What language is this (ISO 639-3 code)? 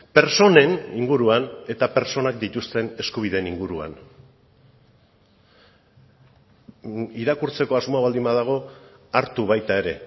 eus